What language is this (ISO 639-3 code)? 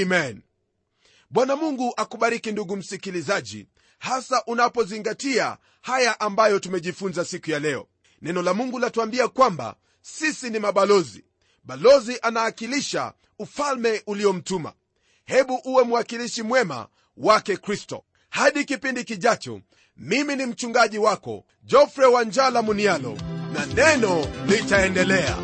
swa